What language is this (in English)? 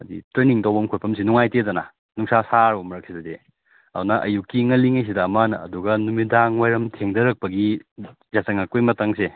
Manipuri